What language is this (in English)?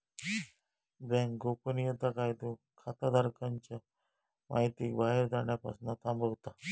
Marathi